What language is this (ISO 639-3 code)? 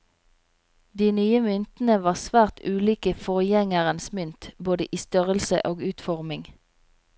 nor